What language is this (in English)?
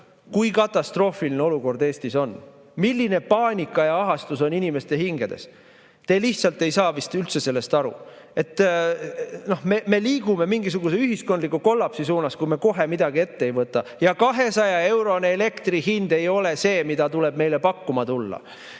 Estonian